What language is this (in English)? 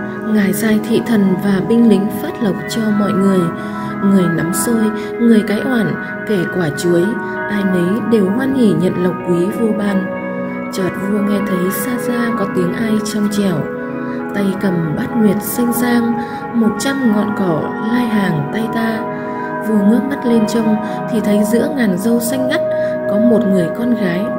Vietnamese